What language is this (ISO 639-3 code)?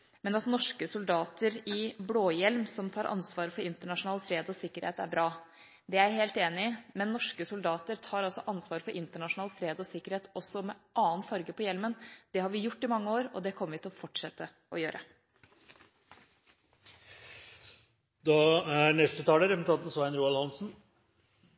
nob